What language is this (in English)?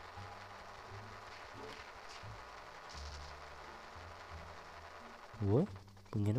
Turkish